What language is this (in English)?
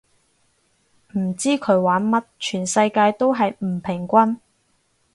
Cantonese